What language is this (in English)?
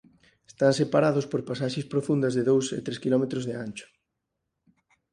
Galician